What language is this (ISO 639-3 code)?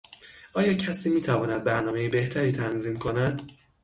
fas